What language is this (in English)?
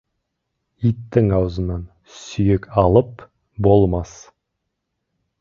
Kazakh